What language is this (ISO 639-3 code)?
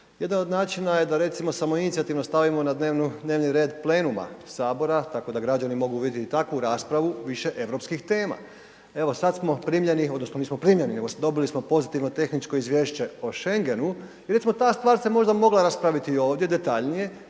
hrv